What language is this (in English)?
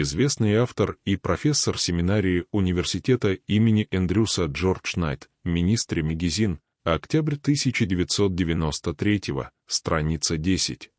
Russian